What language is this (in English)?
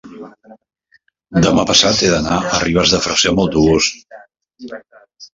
Catalan